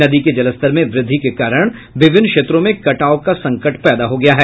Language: Hindi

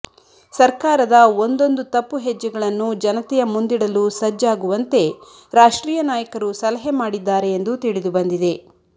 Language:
Kannada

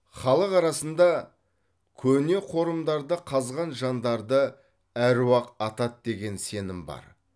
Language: Kazakh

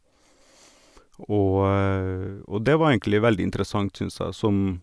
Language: Norwegian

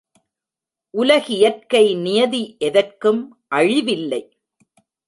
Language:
Tamil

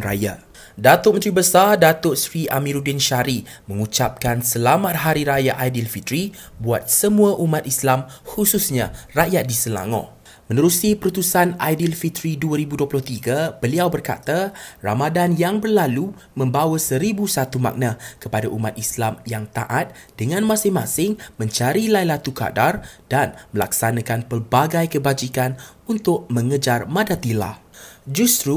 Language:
Malay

